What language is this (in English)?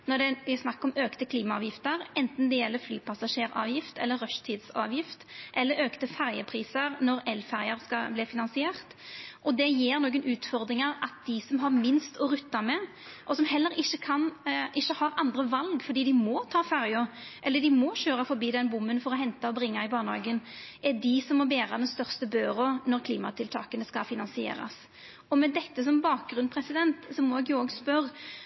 Norwegian Nynorsk